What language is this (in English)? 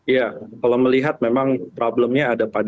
Indonesian